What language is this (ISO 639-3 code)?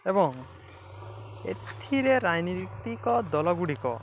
ori